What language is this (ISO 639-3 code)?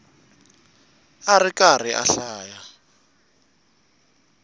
tso